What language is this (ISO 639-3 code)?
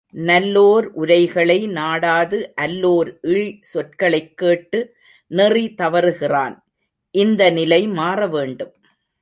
tam